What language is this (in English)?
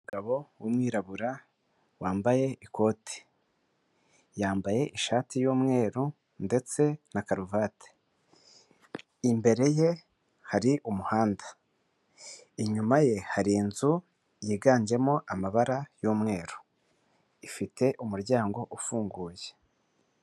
Kinyarwanda